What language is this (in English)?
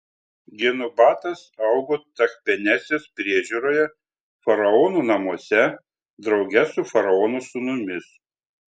Lithuanian